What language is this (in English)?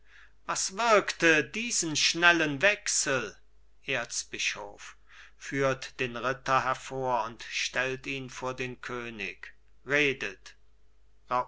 German